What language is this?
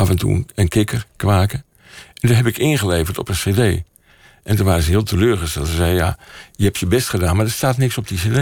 Dutch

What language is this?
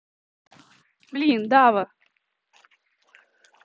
Russian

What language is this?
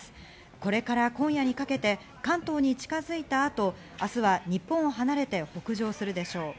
Japanese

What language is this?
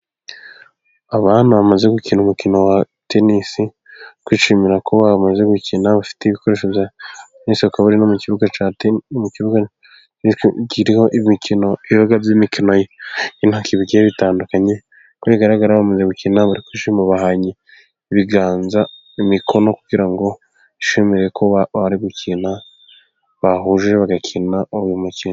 Kinyarwanda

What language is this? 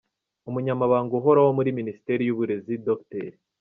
Kinyarwanda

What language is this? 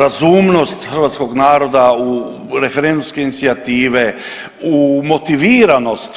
Croatian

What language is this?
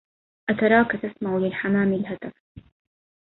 Arabic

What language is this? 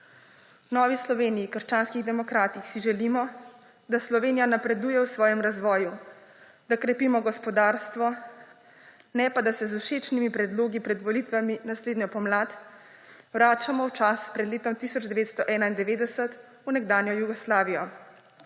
Slovenian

